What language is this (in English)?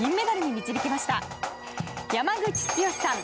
Japanese